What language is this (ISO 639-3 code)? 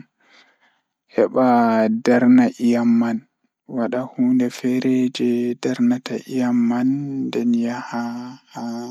ful